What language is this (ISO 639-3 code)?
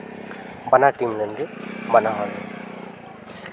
sat